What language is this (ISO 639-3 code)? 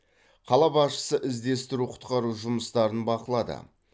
kaz